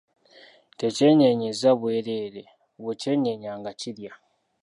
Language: Ganda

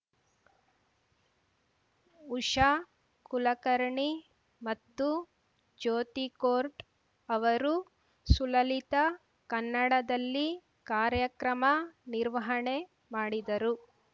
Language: Kannada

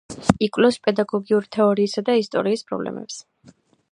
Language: Georgian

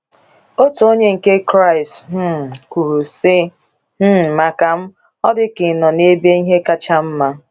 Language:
Igbo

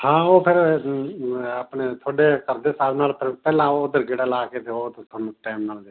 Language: Punjabi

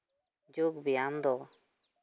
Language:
Santali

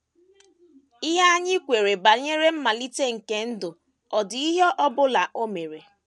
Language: Igbo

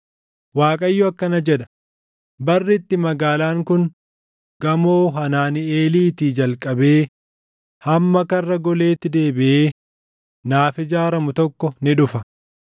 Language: Oromo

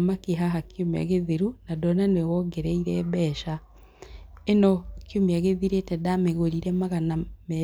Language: Kikuyu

